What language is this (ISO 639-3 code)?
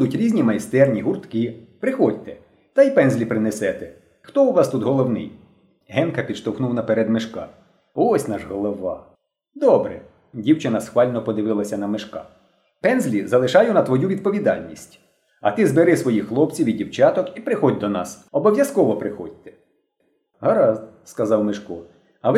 ukr